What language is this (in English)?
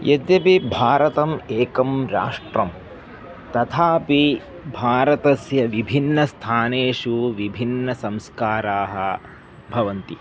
Sanskrit